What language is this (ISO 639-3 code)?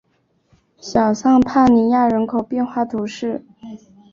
zho